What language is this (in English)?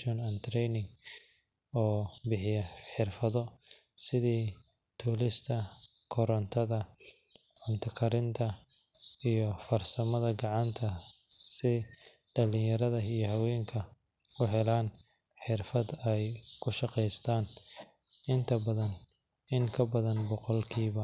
Somali